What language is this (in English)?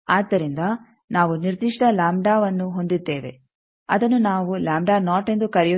Kannada